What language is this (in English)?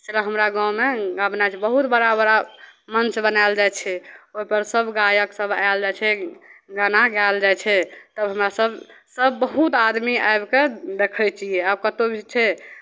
Maithili